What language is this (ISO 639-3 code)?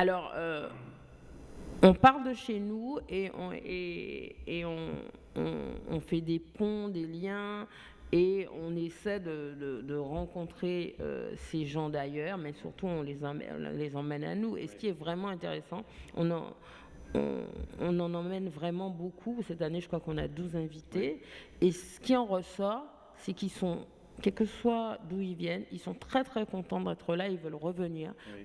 fra